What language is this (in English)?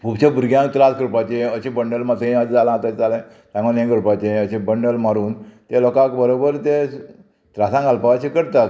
Konkani